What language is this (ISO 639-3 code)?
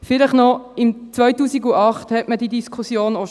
gsw